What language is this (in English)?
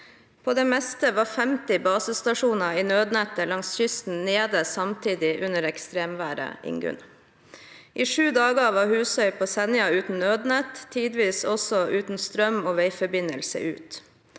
Norwegian